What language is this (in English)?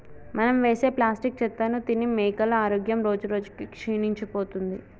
Telugu